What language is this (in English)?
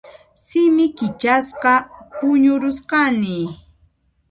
Puno Quechua